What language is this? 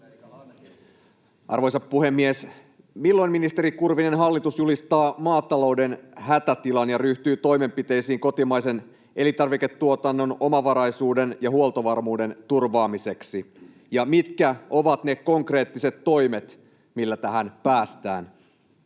Finnish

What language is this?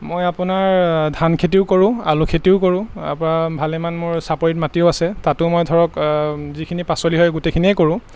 Assamese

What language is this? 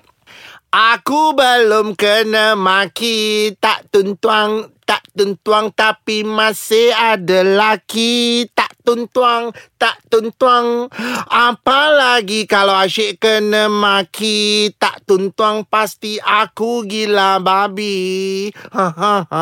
Malay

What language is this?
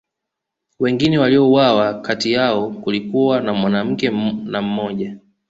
Swahili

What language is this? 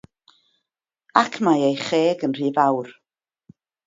Welsh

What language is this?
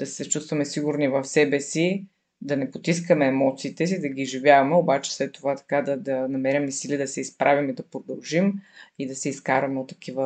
Bulgarian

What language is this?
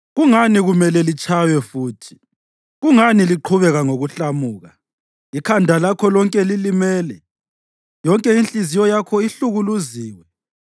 North Ndebele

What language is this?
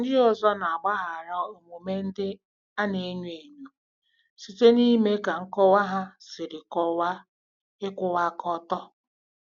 Igbo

